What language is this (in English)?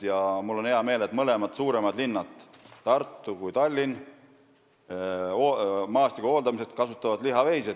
Estonian